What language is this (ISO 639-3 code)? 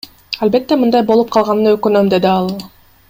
kir